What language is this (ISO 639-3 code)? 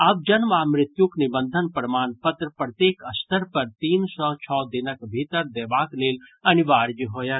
mai